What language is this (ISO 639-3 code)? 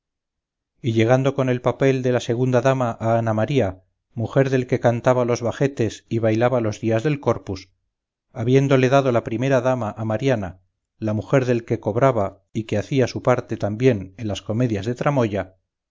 spa